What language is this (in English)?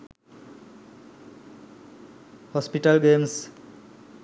Sinhala